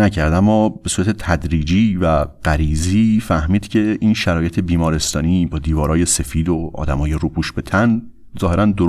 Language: Persian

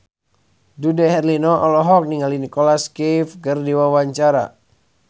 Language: Sundanese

